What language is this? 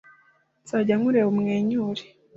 Kinyarwanda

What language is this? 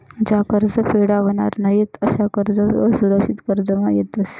Marathi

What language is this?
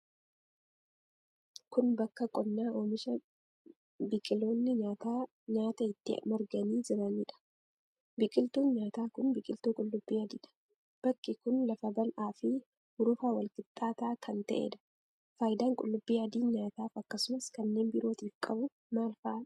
Oromo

